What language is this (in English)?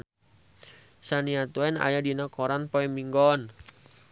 Sundanese